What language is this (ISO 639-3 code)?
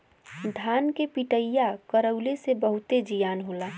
bho